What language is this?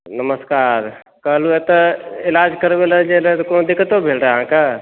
Maithili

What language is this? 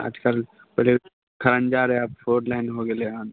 Maithili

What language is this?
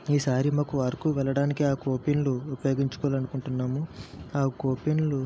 Telugu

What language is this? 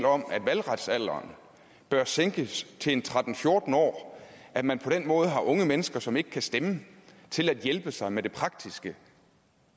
Danish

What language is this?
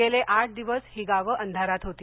Marathi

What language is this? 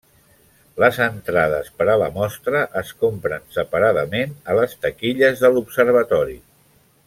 Catalan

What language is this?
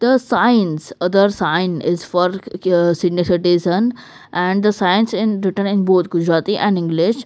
English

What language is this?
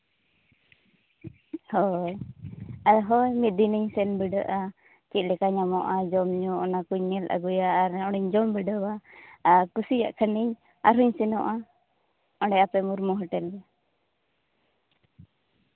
Santali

